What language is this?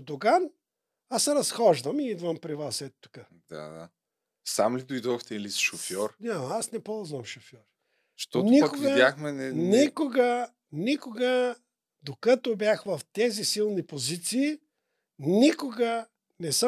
Bulgarian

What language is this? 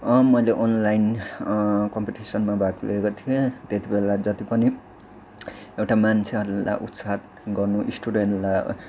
Nepali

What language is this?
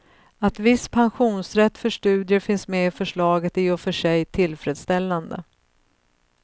Swedish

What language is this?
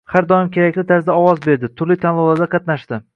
Uzbek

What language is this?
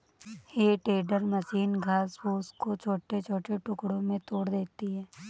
Hindi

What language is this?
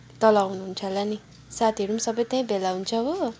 Nepali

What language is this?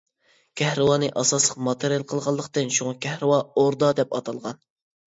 Uyghur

